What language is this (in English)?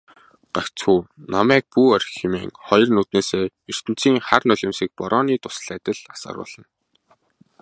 Mongolian